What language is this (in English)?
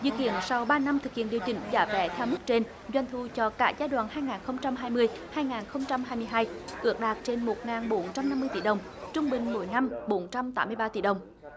Vietnamese